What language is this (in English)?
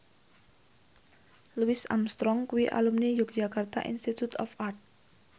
Javanese